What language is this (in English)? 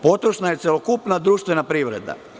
Serbian